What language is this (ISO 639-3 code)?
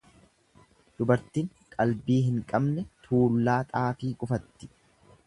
orm